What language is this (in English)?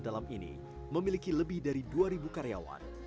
Indonesian